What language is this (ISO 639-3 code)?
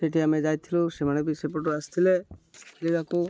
ori